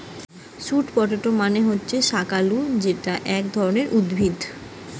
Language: Bangla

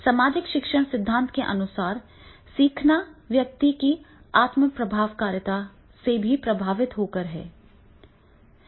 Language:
Hindi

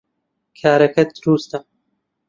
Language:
Central Kurdish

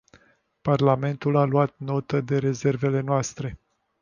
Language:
Romanian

